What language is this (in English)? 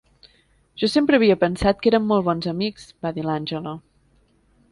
Catalan